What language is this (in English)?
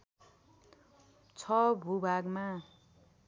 Nepali